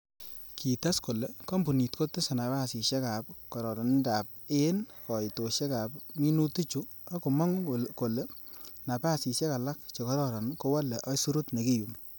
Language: Kalenjin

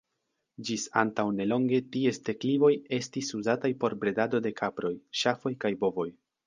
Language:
Esperanto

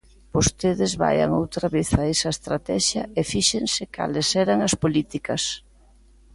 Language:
Galician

